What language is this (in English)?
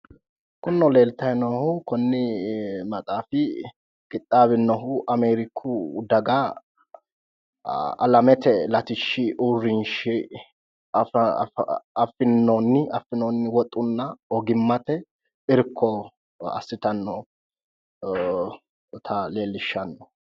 Sidamo